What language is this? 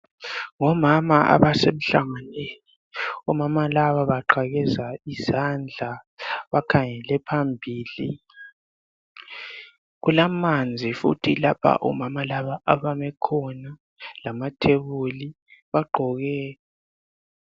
North Ndebele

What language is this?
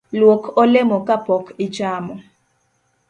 Luo (Kenya and Tanzania)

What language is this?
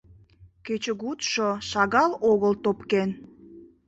Mari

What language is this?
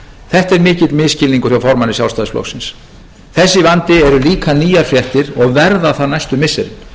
Icelandic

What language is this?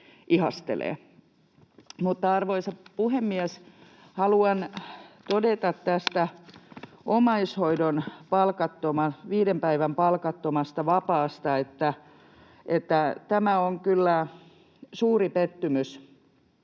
Finnish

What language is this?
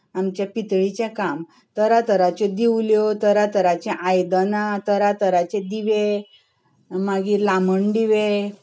Konkani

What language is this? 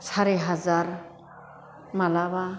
Bodo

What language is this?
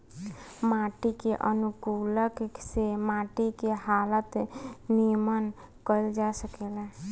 Bhojpuri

